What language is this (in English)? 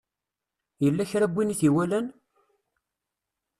Kabyle